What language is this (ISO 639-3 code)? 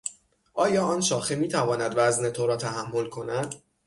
fas